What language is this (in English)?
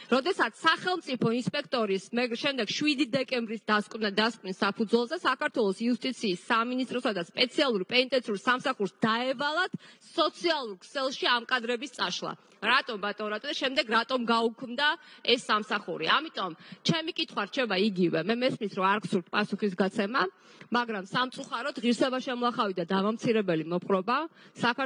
Romanian